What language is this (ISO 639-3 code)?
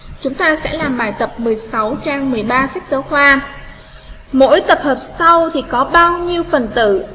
vie